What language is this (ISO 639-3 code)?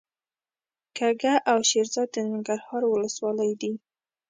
pus